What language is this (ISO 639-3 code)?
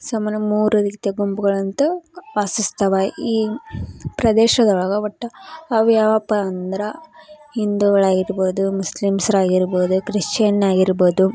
kan